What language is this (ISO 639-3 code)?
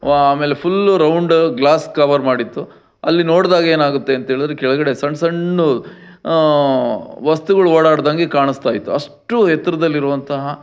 kan